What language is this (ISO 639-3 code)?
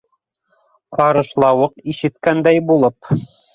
bak